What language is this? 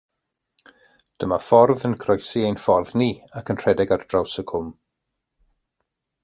Welsh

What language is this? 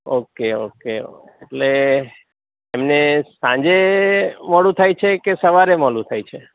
Gujarati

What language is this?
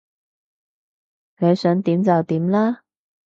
Cantonese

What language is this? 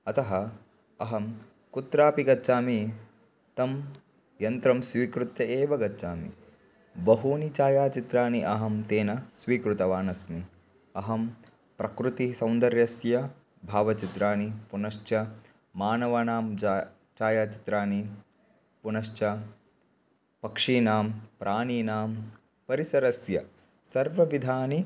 Sanskrit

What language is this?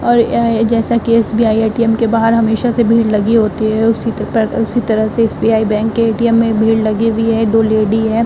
Hindi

